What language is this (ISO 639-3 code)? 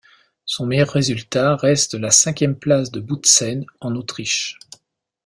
fra